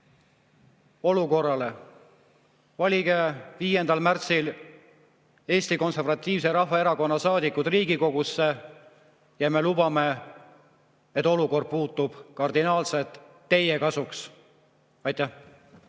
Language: Estonian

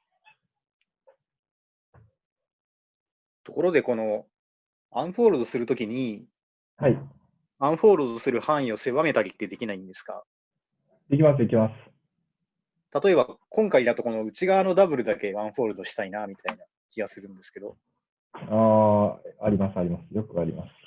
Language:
Japanese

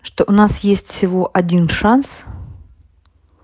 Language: Russian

